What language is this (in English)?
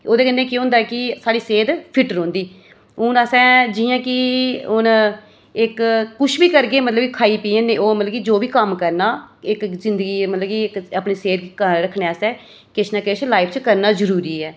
Dogri